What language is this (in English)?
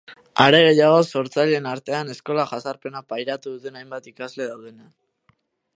Basque